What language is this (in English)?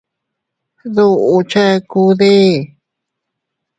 Teutila Cuicatec